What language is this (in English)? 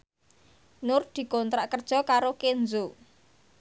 Javanese